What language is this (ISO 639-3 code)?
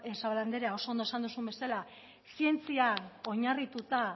eus